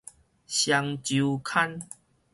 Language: Min Nan Chinese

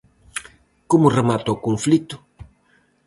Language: Galician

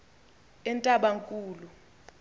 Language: Xhosa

